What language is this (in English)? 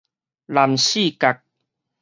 Min Nan Chinese